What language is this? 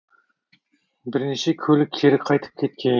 Kazakh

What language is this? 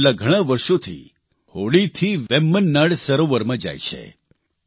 Gujarati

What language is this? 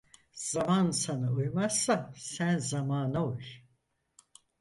Turkish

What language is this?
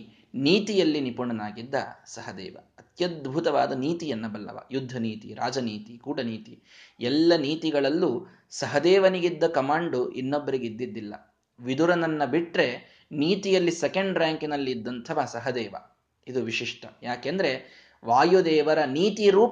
Kannada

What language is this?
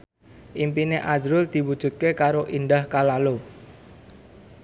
Javanese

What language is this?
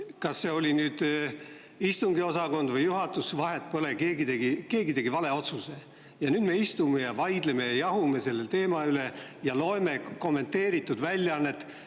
Estonian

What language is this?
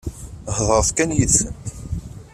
Kabyle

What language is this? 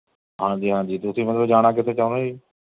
Punjabi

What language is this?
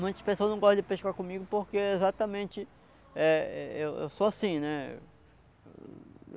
Portuguese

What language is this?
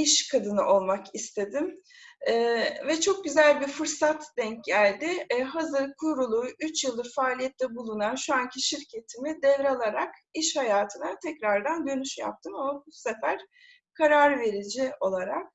Turkish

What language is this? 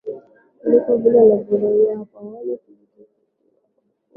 Swahili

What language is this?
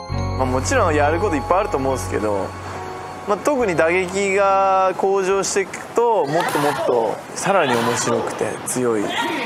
Japanese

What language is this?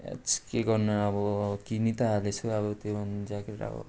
Nepali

